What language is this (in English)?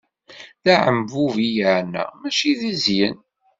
Kabyle